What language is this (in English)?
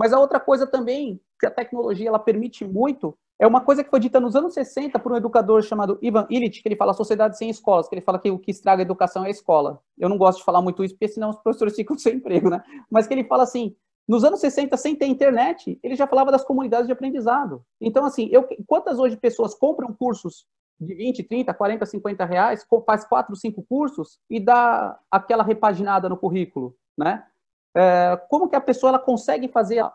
Portuguese